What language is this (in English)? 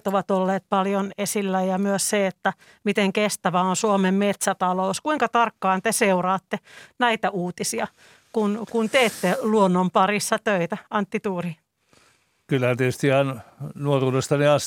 Finnish